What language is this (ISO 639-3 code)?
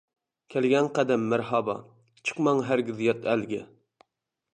uig